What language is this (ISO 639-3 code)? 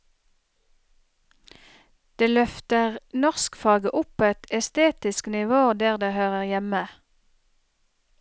nor